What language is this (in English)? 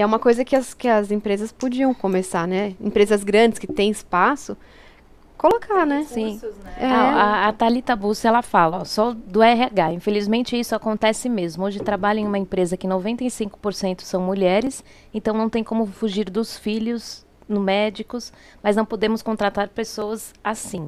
Portuguese